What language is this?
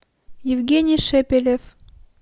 Russian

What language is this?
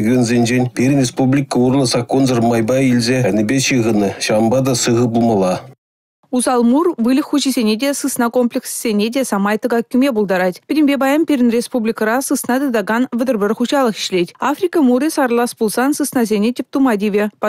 Russian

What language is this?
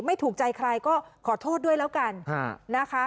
Thai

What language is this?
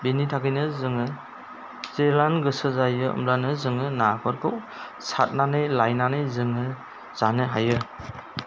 Bodo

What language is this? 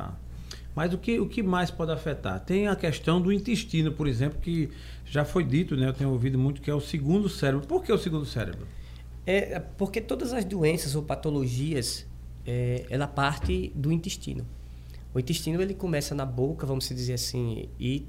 Portuguese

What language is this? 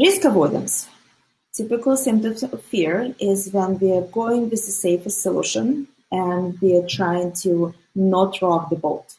English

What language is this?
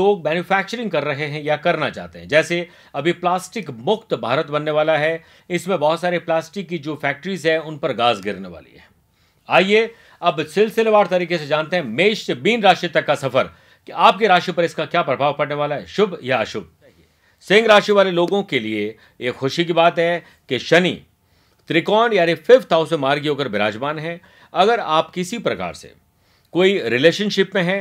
Hindi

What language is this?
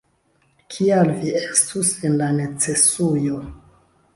Esperanto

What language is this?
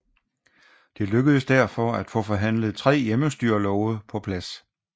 Danish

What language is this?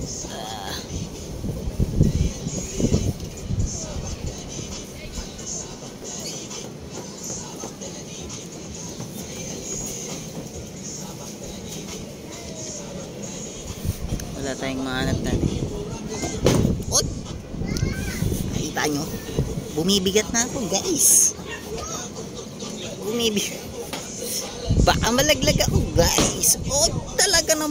Filipino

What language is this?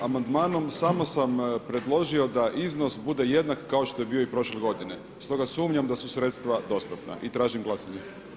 Croatian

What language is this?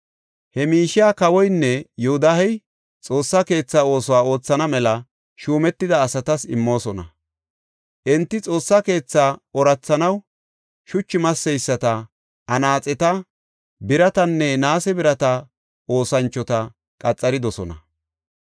Gofa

